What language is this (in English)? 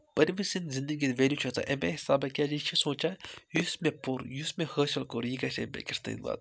Kashmiri